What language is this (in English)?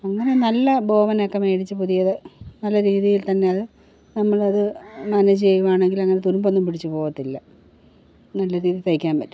Malayalam